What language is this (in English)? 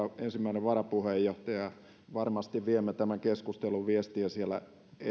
Finnish